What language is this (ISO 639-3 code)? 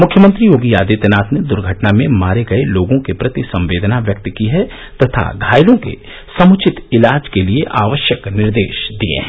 hin